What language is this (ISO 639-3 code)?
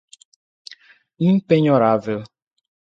por